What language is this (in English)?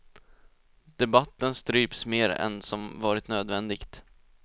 Swedish